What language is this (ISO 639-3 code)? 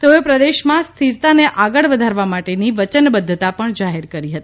guj